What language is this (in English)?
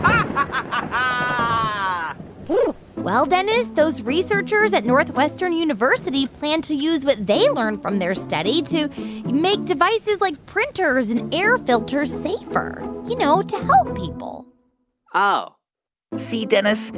English